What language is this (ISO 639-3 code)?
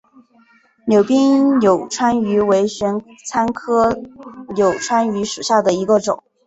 zho